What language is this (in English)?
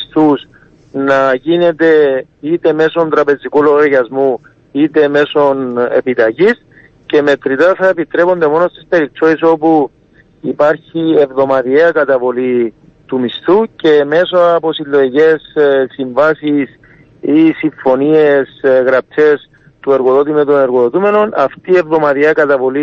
Greek